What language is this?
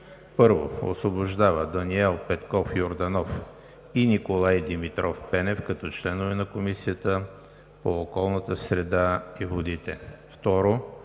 Bulgarian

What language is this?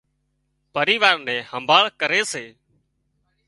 Wadiyara Koli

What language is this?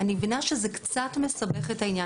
Hebrew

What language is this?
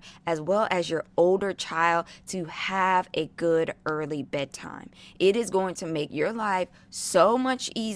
English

